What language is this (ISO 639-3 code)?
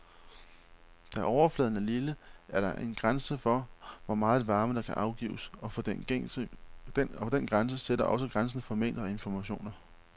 dan